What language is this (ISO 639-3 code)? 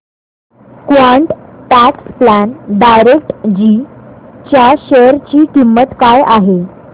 mar